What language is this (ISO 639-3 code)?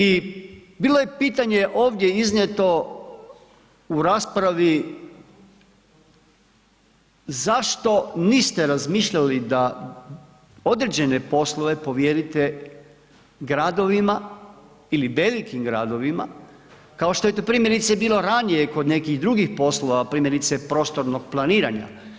hrv